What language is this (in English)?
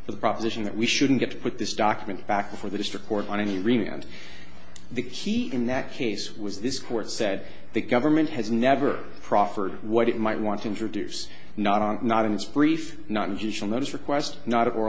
English